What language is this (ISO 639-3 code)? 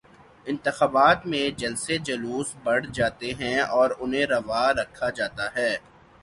urd